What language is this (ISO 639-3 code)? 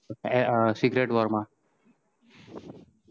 guj